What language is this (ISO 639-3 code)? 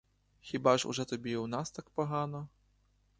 ukr